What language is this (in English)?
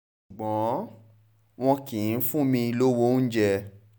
Yoruba